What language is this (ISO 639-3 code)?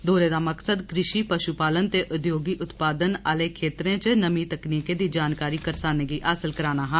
doi